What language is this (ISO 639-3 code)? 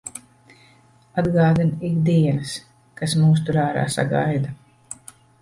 lav